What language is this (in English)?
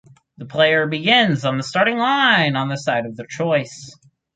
English